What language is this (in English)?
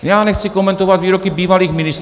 Czech